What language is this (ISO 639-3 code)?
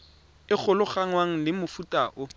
tsn